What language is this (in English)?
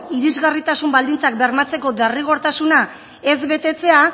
Basque